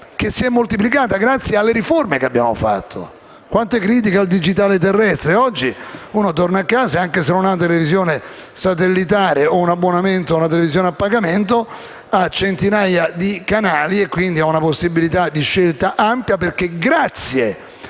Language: Italian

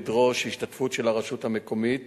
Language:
Hebrew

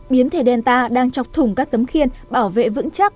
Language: Vietnamese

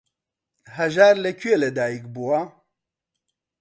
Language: Central Kurdish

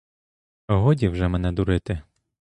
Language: Ukrainian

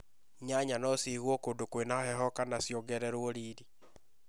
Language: Kikuyu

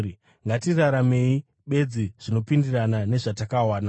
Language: Shona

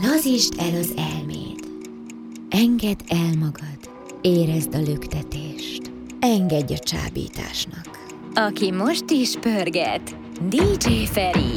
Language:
Hungarian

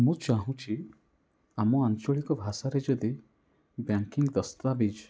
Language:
Odia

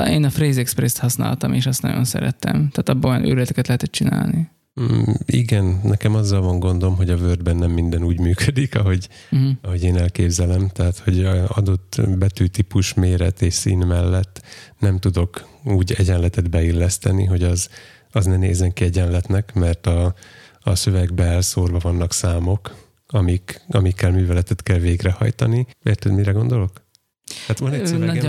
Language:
Hungarian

